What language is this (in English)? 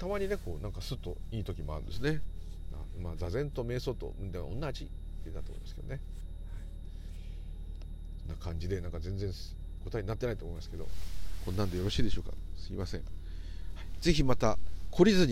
Japanese